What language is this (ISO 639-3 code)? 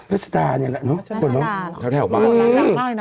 tha